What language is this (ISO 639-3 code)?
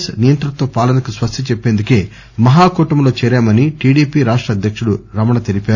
tel